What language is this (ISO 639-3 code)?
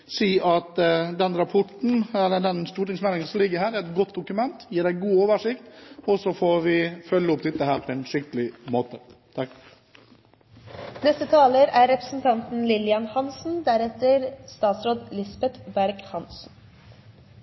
nob